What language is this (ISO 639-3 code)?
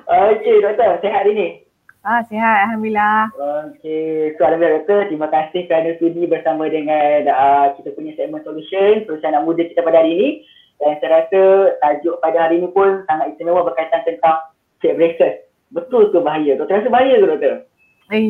msa